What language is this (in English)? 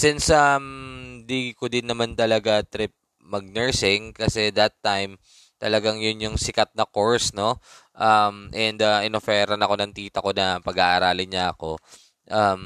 Filipino